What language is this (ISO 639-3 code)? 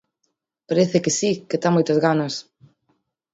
glg